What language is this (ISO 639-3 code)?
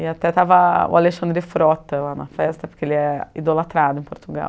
por